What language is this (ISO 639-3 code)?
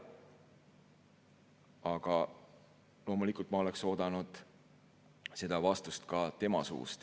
est